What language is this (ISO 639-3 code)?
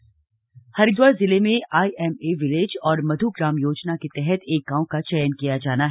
hin